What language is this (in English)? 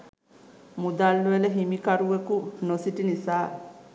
Sinhala